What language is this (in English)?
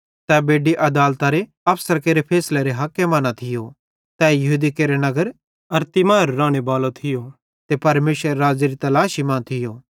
Bhadrawahi